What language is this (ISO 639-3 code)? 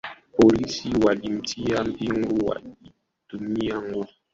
swa